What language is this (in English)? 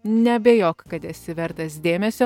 Lithuanian